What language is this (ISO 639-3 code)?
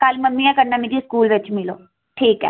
doi